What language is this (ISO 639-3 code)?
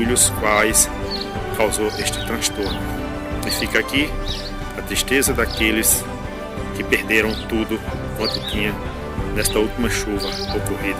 por